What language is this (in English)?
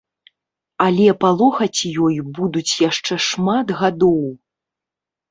Belarusian